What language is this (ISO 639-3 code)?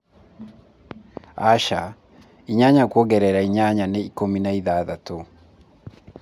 kik